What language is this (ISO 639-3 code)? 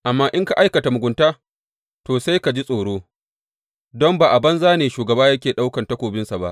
hau